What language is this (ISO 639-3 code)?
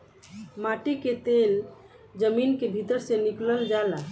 bho